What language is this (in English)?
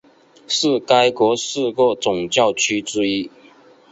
Chinese